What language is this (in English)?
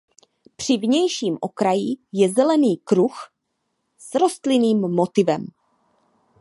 Czech